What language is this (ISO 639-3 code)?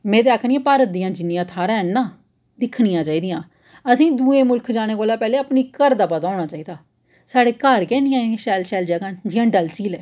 doi